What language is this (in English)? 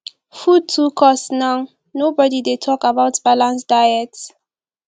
Nigerian Pidgin